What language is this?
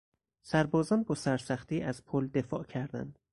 Persian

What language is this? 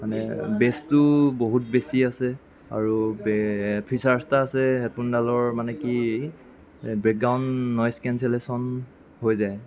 Assamese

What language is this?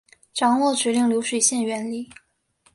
Chinese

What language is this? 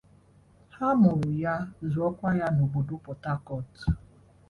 Igbo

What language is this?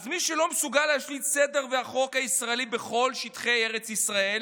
Hebrew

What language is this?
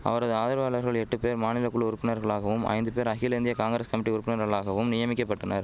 Tamil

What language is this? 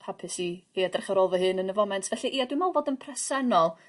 Welsh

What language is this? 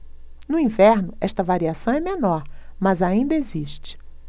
Portuguese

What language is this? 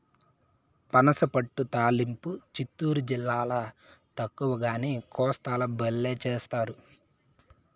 Telugu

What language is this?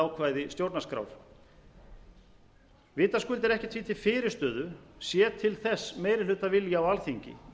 Icelandic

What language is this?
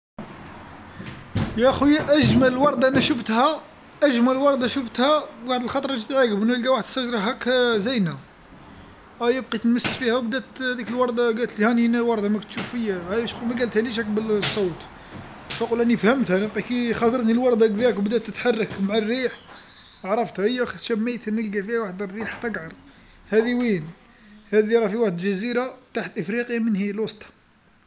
Algerian Arabic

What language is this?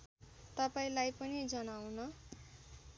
Nepali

